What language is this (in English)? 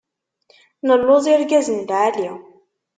Kabyle